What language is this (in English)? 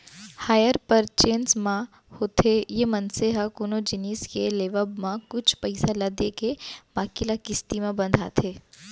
Chhattisgarhi